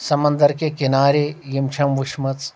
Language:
Kashmiri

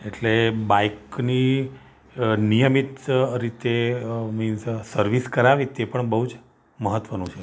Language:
Gujarati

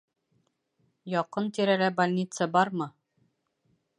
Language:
Bashkir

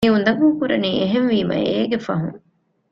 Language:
Divehi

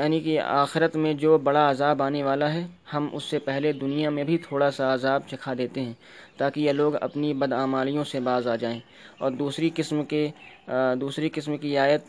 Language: Urdu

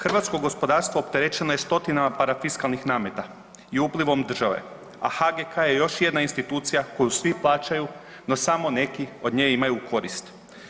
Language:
Croatian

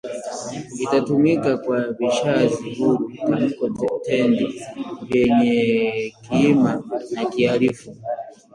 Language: Swahili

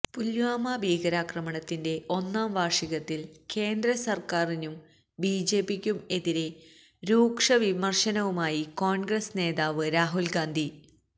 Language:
Malayalam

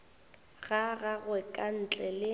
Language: Northern Sotho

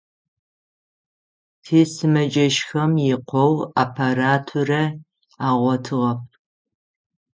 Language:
Adyghe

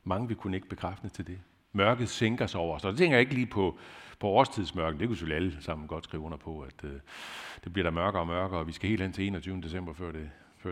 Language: Danish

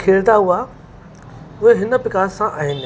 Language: Sindhi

